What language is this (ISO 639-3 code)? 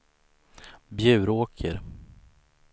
swe